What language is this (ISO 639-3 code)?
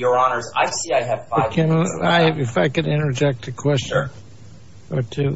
eng